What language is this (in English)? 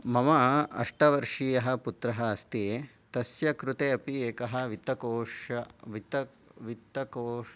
Sanskrit